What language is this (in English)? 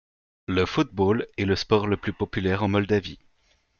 French